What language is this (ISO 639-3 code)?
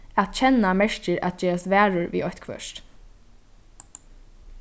fao